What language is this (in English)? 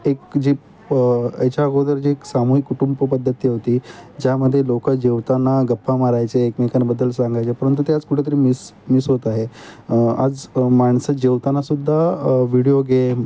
Marathi